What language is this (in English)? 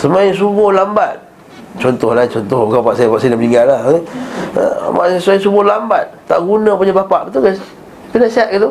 Malay